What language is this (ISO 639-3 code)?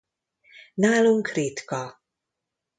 hun